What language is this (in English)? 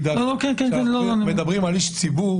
Hebrew